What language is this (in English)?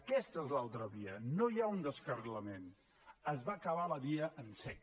Catalan